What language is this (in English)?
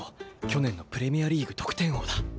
Japanese